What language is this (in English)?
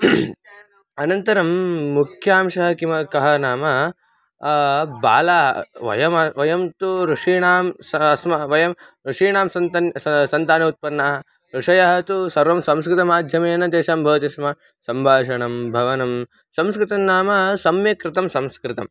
Sanskrit